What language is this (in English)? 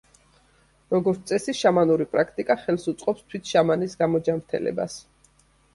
Georgian